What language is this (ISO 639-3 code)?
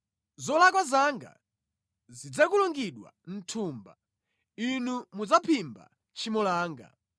nya